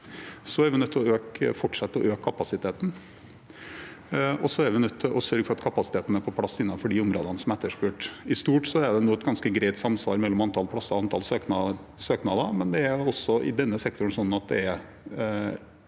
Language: Norwegian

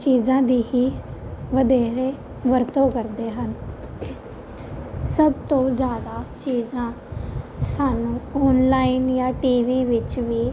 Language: Punjabi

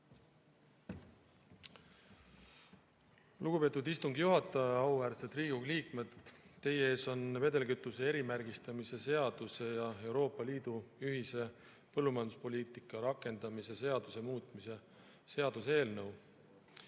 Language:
Estonian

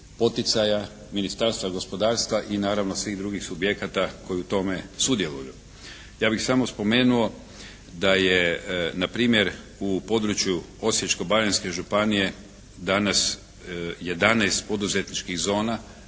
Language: Croatian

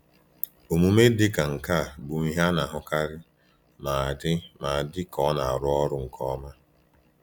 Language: Igbo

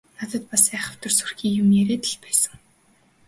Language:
Mongolian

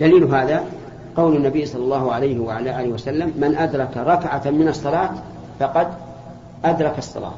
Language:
Arabic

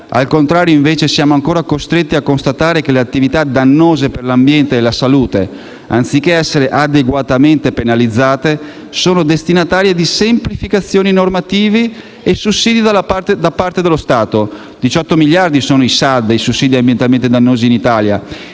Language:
Italian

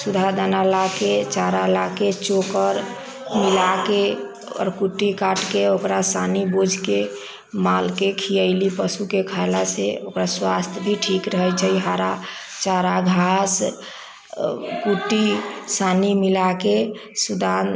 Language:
Maithili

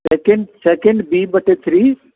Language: Sindhi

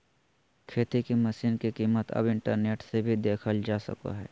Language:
Magahi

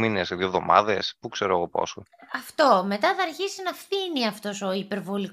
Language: Greek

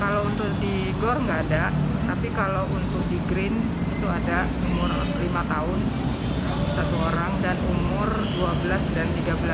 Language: Indonesian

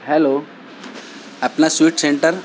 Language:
Urdu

